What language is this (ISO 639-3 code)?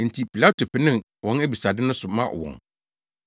aka